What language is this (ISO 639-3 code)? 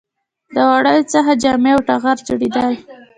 pus